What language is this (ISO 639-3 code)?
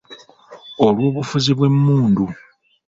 lug